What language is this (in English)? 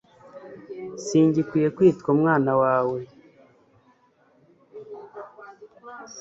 Kinyarwanda